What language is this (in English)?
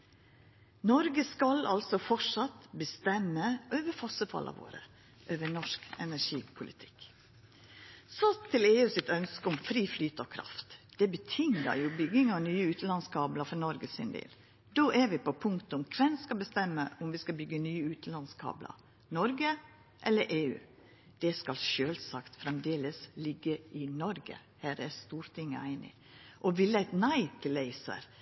Norwegian Nynorsk